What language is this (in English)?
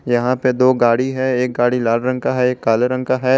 Hindi